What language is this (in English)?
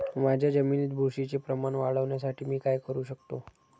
Marathi